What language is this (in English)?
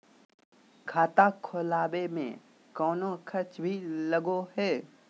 Magahi